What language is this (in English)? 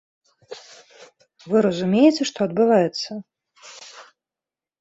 Belarusian